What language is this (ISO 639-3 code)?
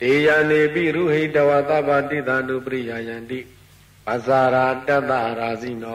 ara